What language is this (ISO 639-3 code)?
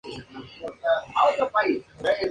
spa